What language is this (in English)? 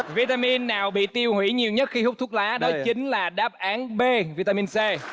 Vietnamese